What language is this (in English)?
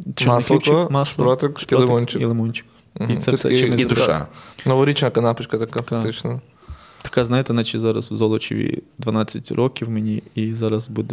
Ukrainian